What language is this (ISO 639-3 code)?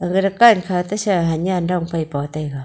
nnp